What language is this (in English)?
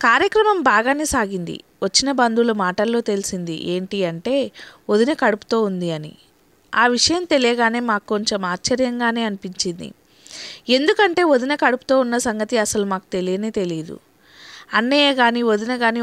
Romanian